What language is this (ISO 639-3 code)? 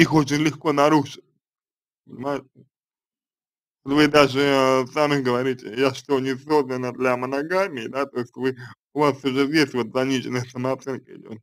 rus